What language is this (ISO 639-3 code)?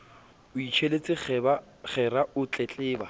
sot